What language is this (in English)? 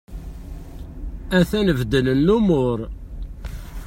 Kabyle